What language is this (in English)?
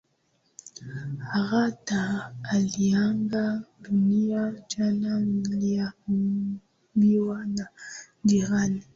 Swahili